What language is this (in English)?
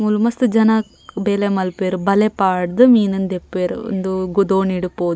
Tulu